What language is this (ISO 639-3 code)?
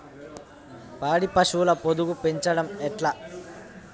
tel